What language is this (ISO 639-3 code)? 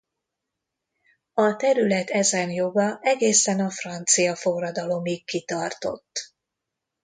hun